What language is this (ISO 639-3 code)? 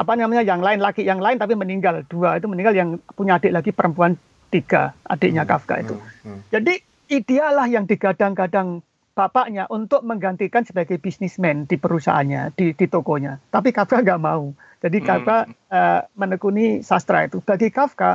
ind